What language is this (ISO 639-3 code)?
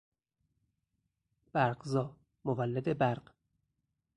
fas